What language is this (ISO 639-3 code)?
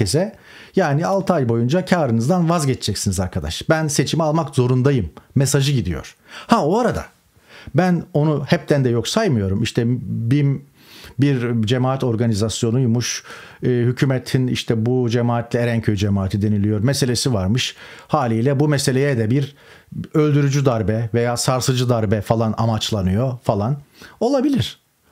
tur